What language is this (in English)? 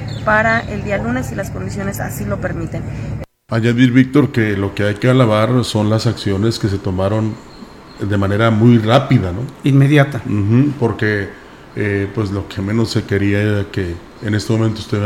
Spanish